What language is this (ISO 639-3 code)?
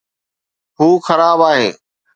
snd